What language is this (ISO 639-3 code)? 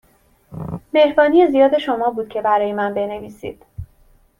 fas